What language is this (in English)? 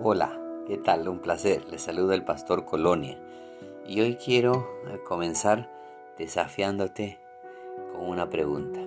Spanish